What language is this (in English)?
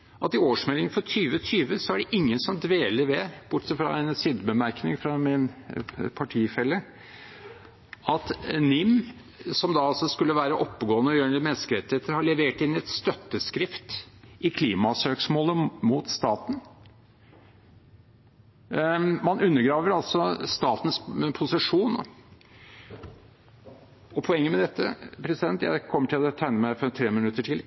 Norwegian Bokmål